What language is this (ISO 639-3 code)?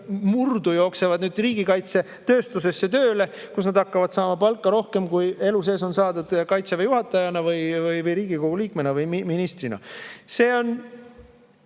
est